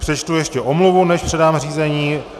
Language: Czech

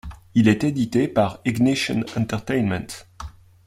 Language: French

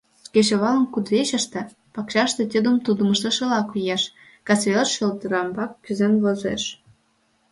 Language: Mari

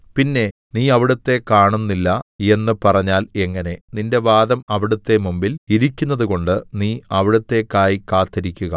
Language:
Malayalam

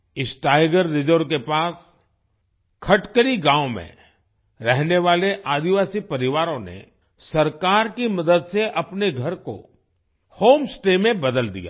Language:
Hindi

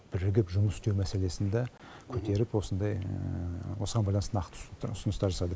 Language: Kazakh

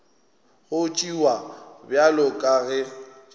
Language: Northern Sotho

